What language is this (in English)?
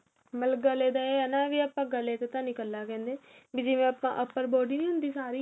Punjabi